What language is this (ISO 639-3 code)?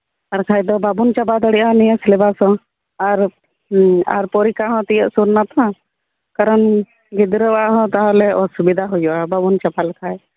sat